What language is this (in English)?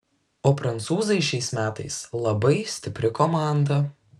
Lithuanian